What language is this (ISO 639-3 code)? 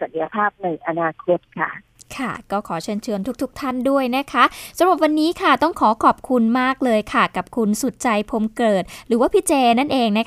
tha